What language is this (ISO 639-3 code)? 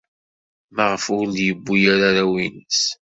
kab